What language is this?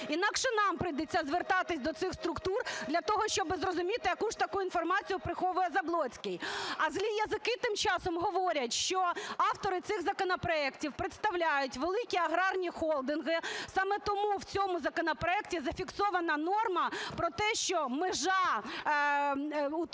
Ukrainian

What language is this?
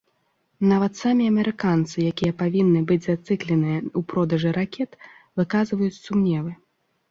Belarusian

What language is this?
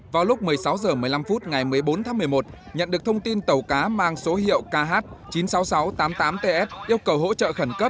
Vietnamese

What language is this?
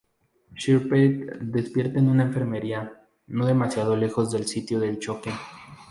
Spanish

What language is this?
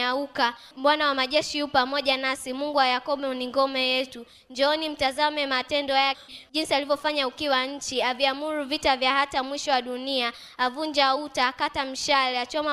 Swahili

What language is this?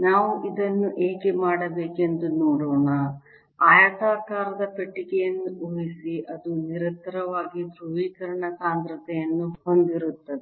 Kannada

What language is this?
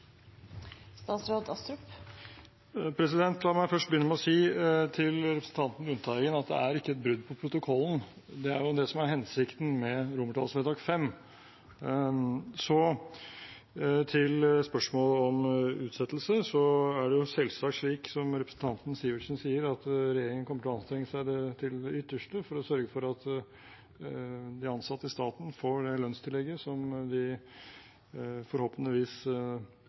Norwegian Bokmål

